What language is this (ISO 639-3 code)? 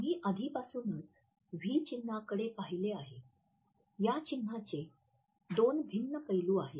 mar